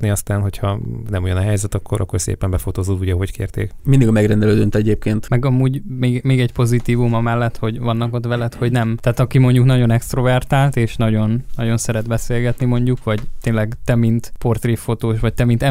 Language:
Hungarian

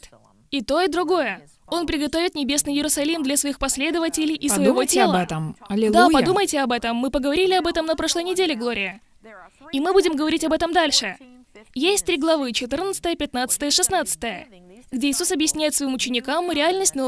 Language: Russian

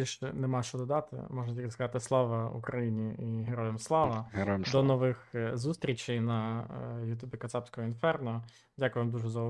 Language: Ukrainian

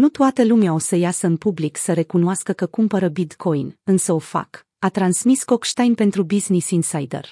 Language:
Romanian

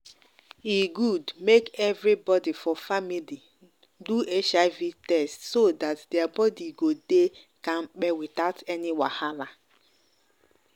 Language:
Nigerian Pidgin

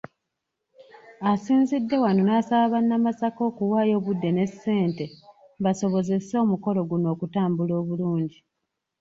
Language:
Ganda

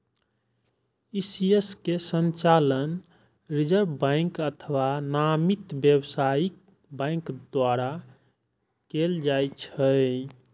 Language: Maithili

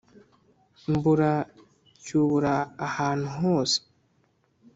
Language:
Kinyarwanda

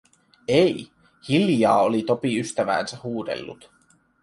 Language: Finnish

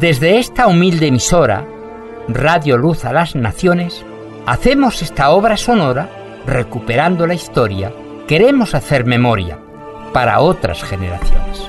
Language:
Spanish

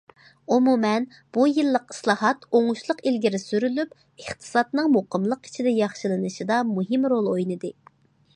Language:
Uyghur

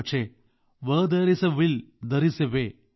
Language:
Malayalam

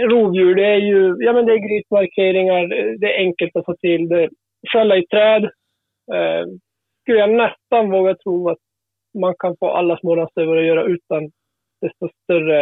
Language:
Swedish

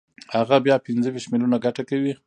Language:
Pashto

